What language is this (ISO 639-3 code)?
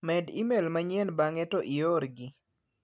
luo